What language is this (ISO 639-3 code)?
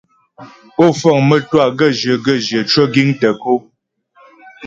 bbj